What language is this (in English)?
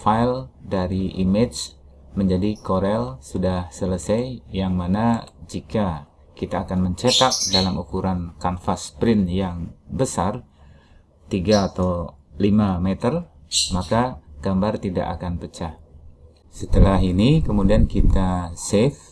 Indonesian